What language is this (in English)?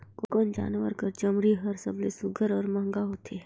Chhattisgarhi